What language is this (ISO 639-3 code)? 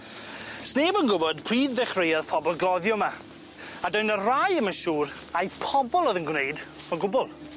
cym